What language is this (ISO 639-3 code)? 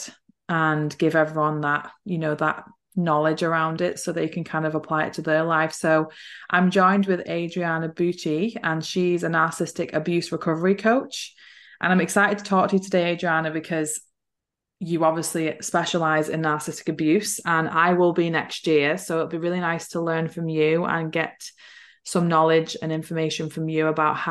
eng